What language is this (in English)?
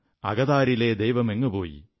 Malayalam